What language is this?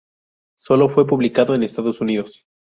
Spanish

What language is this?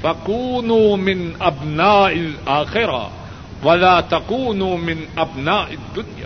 Urdu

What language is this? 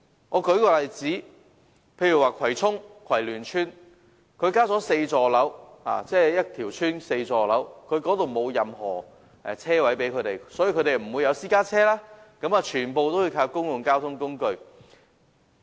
Cantonese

